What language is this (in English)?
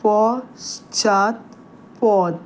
Bangla